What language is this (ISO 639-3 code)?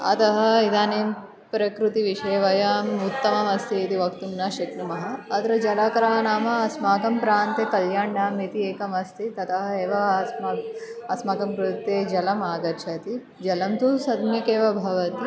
san